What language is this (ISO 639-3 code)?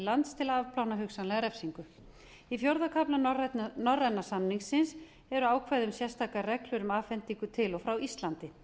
isl